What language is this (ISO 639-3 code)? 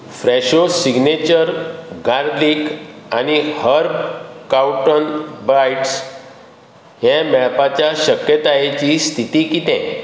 kok